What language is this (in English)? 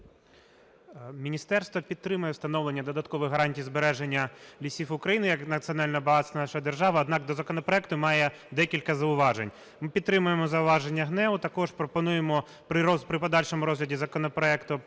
Ukrainian